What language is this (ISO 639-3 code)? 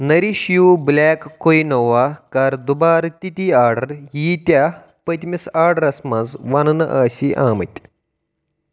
kas